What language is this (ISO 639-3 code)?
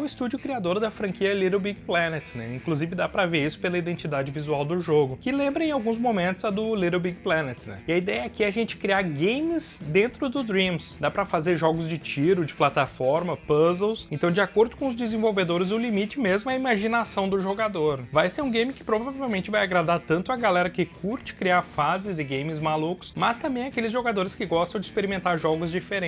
por